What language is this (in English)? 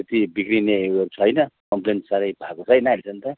Nepali